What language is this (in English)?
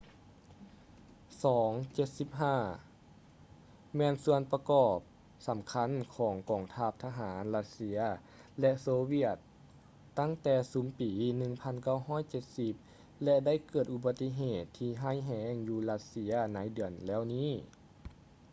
Lao